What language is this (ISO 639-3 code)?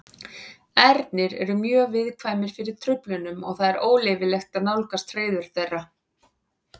isl